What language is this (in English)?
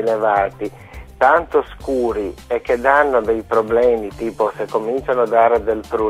Italian